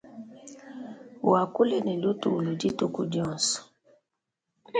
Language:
Luba-Lulua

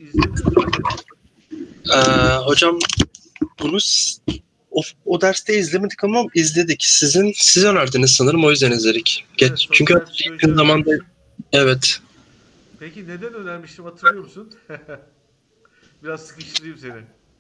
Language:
Turkish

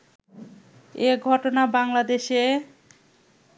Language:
Bangla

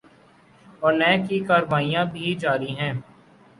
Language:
Urdu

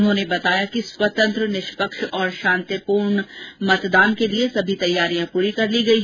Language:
Hindi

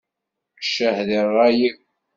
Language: Kabyle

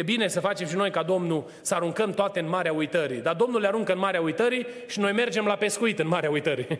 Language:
Romanian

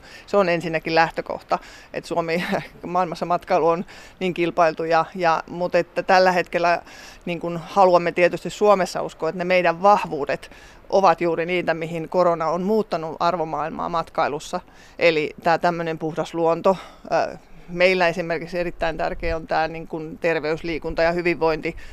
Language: Finnish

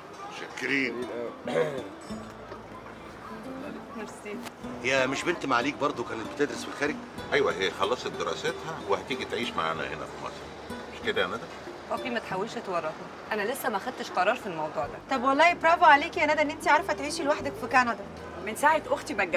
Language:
Arabic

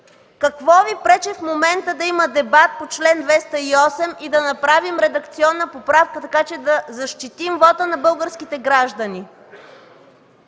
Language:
Bulgarian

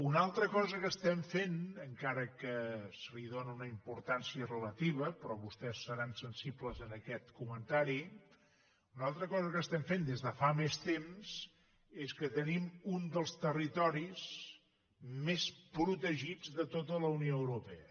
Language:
Catalan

